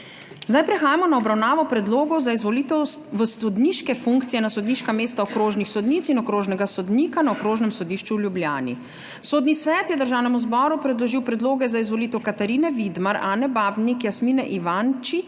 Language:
Slovenian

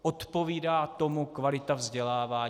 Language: Czech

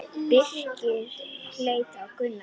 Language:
Icelandic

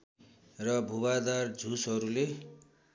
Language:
Nepali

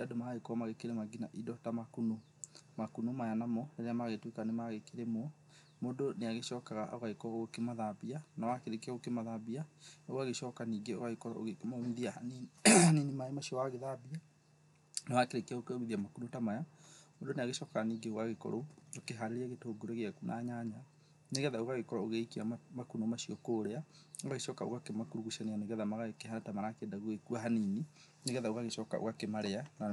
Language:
Kikuyu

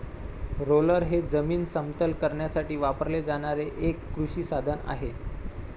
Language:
Marathi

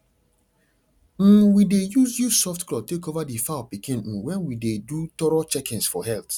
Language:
Nigerian Pidgin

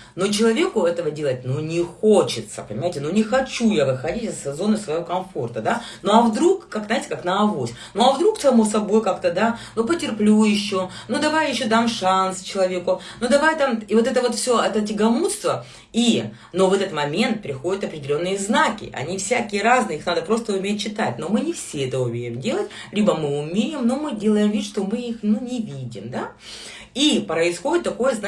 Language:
Russian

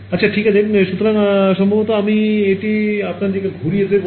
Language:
Bangla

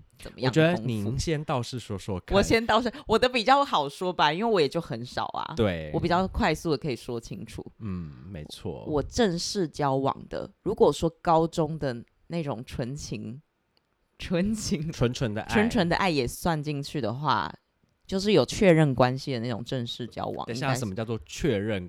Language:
Chinese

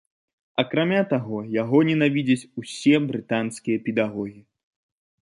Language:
Belarusian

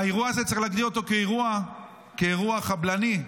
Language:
Hebrew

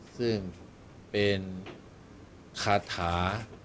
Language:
Thai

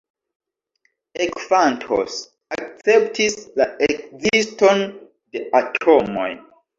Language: Esperanto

